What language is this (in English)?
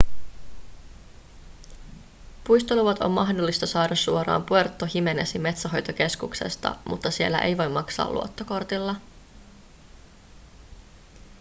Finnish